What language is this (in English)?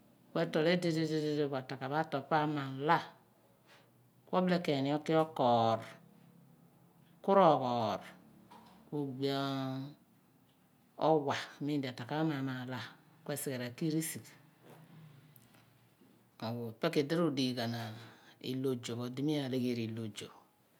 Abua